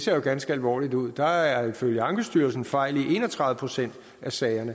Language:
Danish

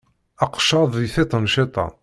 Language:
Kabyle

